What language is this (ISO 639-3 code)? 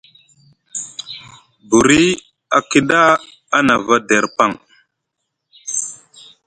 mug